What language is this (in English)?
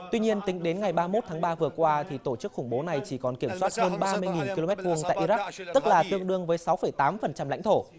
Vietnamese